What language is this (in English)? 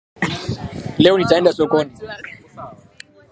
Swahili